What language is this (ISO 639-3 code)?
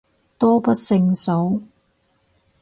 yue